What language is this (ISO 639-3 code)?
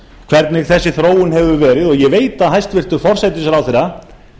isl